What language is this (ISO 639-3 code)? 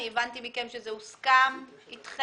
heb